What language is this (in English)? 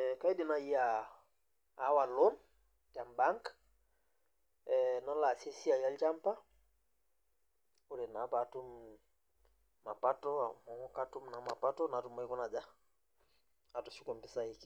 Masai